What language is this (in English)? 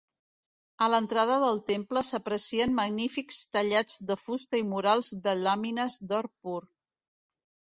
Catalan